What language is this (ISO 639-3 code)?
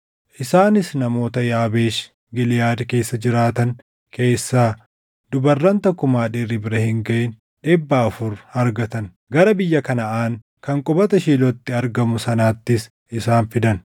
orm